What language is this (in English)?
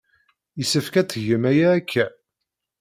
Kabyle